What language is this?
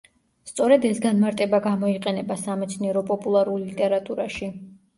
Georgian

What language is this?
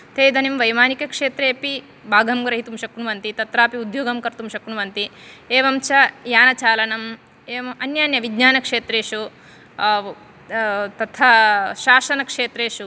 Sanskrit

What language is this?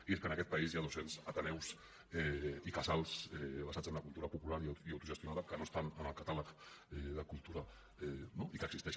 Catalan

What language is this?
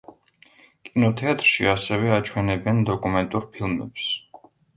Georgian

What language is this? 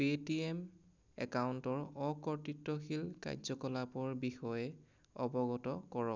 Assamese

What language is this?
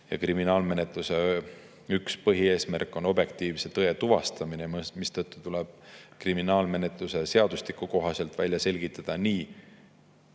Estonian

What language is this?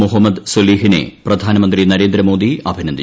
Malayalam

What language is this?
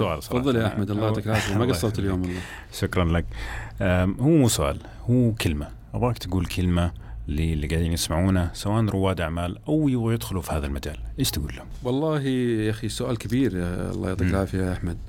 Arabic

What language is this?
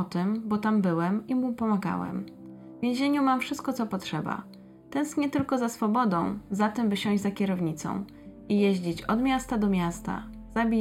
Polish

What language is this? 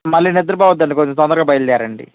Telugu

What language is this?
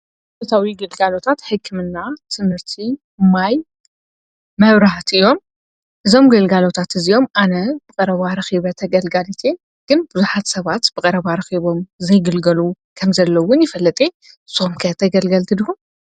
Tigrinya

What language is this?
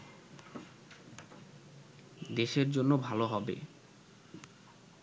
Bangla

